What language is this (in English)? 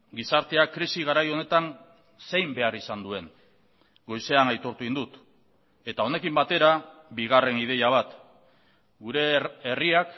Basque